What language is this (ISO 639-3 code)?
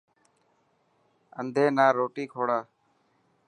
mki